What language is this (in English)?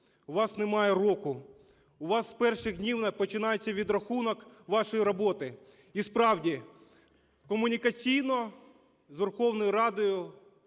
Ukrainian